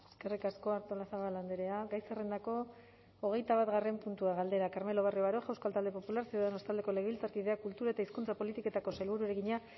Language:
Basque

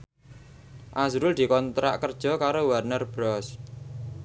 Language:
Javanese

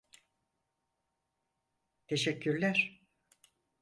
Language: Turkish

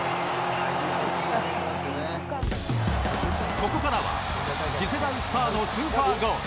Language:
Japanese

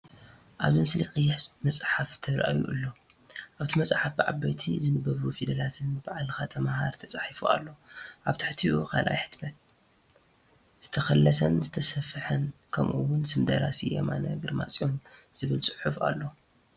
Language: Tigrinya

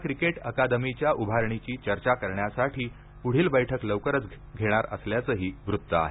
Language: Marathi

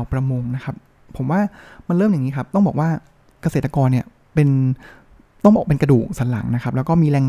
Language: Thai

